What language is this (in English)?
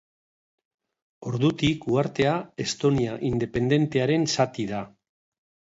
Basque